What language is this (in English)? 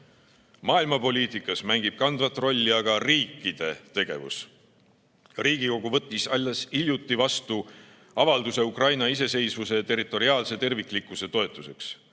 Estonian